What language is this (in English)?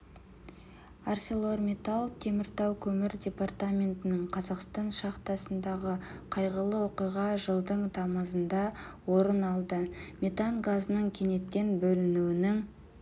Kazakh